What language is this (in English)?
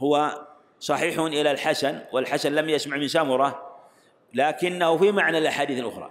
Arabic